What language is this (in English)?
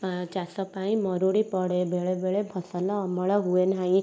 Odia